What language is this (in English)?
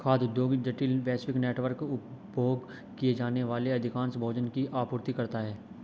Hindi